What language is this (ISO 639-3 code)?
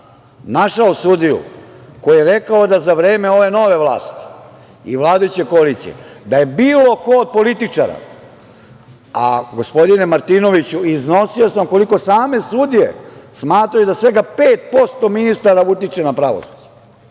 srp